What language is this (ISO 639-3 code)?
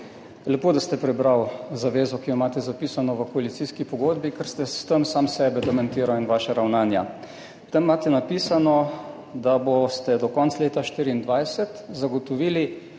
slv